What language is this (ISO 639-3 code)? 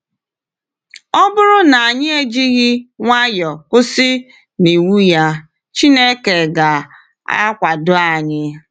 ibo